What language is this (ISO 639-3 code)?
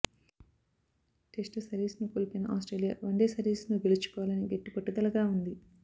tel